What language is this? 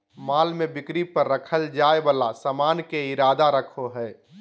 Magahi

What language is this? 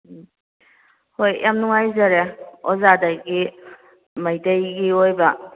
Manipuri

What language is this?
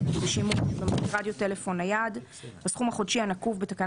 Hebrew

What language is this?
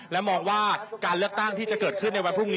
Thai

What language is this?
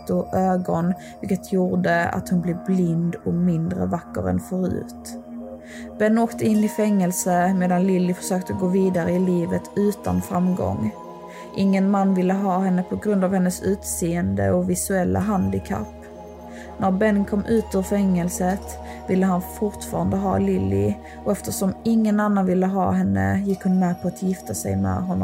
Swedish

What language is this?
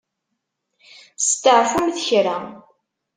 Kabyle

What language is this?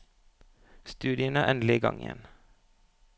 Norwegian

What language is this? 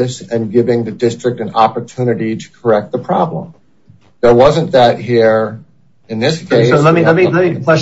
English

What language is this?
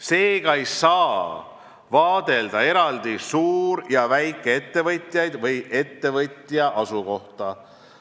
Estonian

